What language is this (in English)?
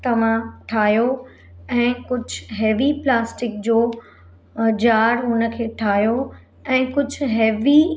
Sindhi